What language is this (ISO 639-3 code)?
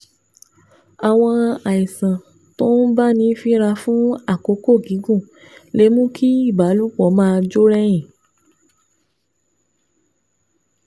yor